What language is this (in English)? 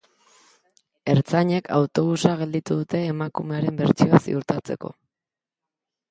Basque